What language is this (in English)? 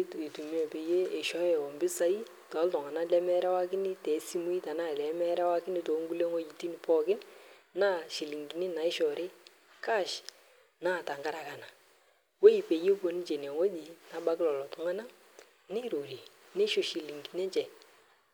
Masai